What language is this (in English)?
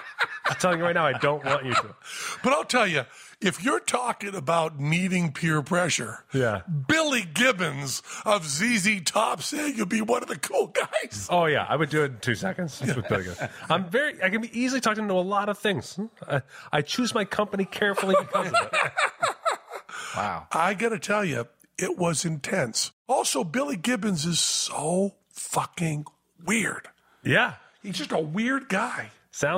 English